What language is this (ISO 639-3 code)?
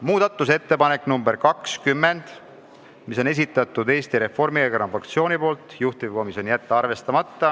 est